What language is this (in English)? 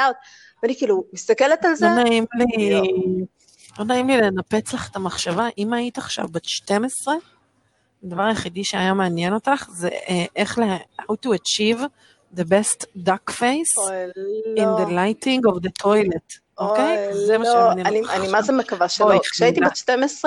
Hebrew